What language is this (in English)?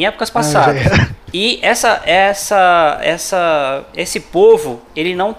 Portuguese